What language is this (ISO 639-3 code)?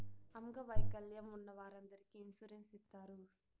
tel